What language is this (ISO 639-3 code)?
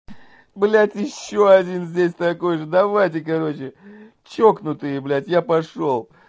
rus